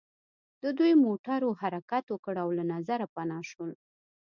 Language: Pashto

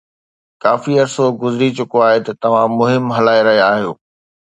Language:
Sindhi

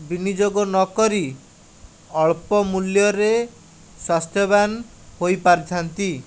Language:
Odia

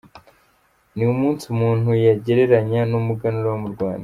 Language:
Kinyarwanda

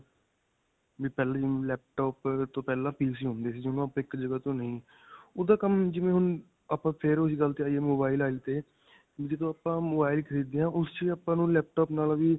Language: Punjabi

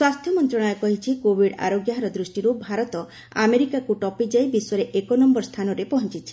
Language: Odia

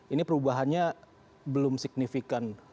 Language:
Indonesian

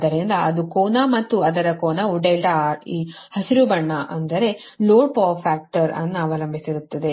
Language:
Kannada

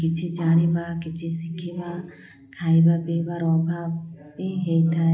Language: Odia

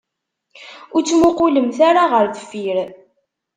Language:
Kabyle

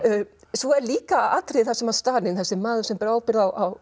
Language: Icelandic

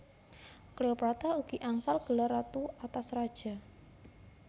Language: Javanese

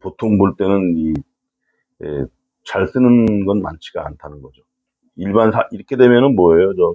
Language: Korean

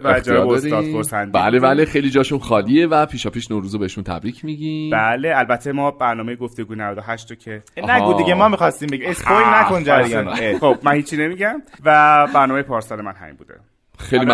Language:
Persian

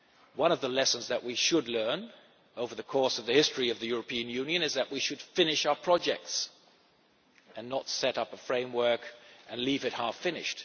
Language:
English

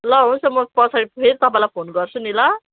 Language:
Nepali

